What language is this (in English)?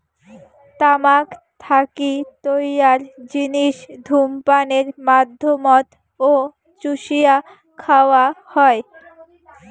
Bangla